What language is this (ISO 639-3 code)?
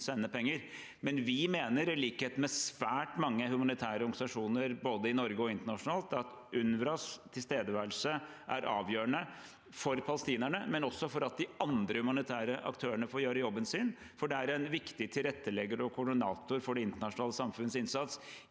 nor